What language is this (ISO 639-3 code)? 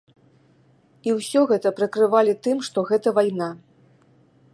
bel